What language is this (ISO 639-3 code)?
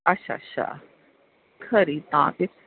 doi